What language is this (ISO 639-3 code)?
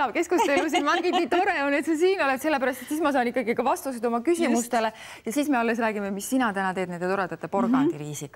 fin